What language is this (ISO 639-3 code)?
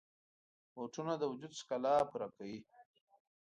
pus